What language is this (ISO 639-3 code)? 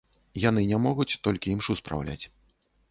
bel